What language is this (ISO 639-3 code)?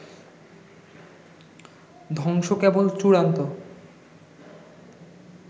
ben